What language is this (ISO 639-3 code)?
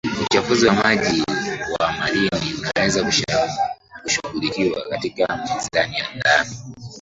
swa